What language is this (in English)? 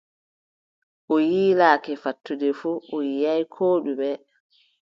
Adamawa Fulfulde